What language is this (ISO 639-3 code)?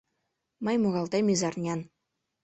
chm